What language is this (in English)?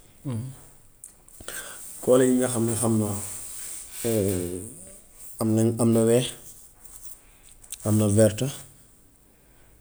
Gambian Wolof